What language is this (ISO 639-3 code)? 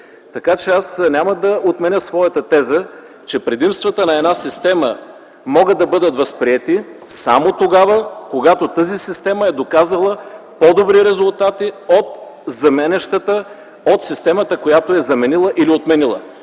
bul